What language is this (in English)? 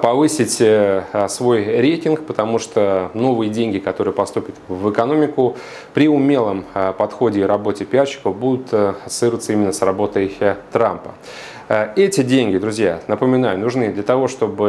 Russian